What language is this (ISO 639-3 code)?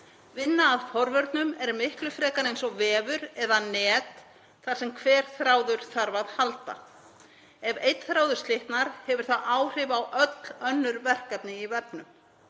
isl